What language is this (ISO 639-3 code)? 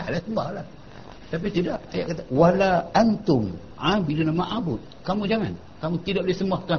msa